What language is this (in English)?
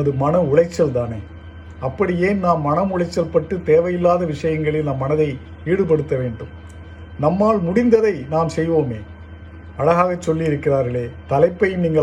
Tamil